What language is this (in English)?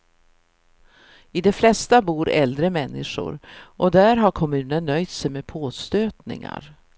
Swedish